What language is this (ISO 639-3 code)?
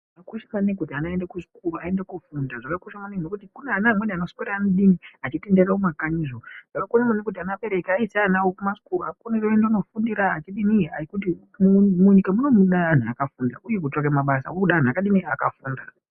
ndc